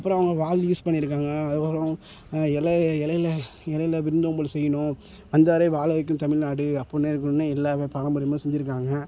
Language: Tamil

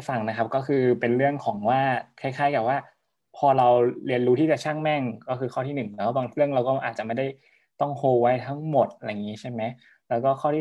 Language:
Thai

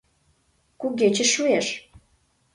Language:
Mari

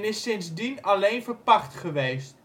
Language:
Dutch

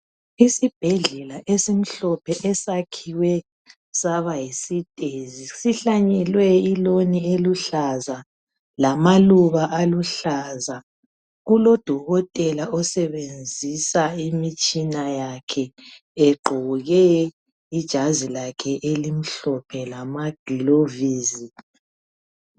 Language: North Ndebele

